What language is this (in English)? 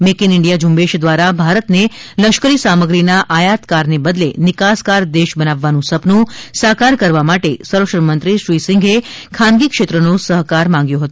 Gujarati